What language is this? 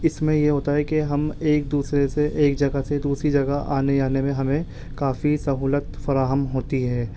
Urdu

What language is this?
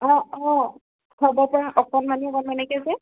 Assamese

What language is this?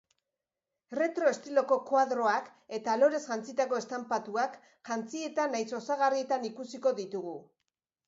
Basque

